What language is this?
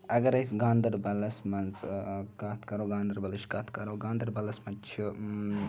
Kashmiri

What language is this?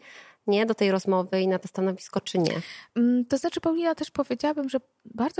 Polish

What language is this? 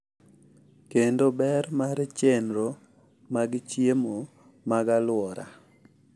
Luo (Kenya and Tanzania)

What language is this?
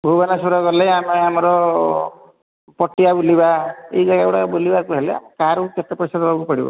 Odia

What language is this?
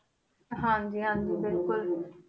Punjabi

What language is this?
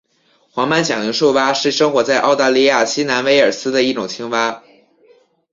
Chinese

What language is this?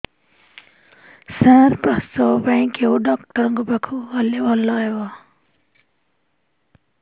Odia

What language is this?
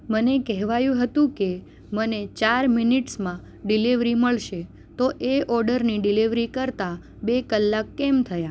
Gujarati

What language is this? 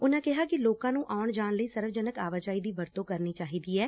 Punjabi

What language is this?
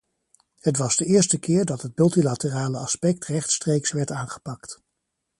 Dutch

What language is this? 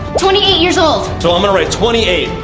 English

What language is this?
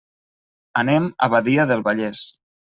Catalan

